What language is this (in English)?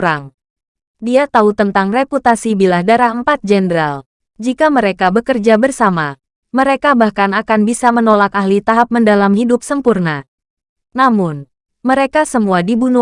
Indonesian